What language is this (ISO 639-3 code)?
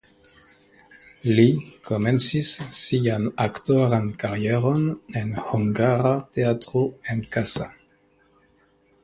epo